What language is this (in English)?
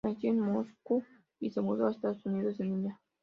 Spanish